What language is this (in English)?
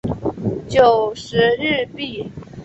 Chinese